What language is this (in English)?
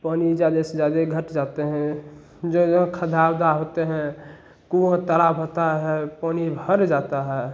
Hindi